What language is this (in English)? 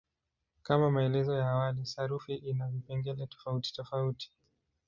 Swahili